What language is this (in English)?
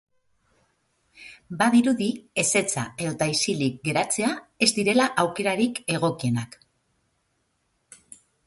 Basque